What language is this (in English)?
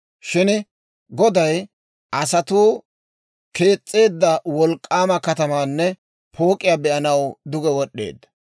Dawro